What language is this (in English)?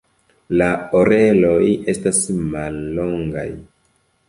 Esperanto